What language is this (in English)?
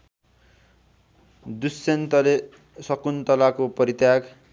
Nepali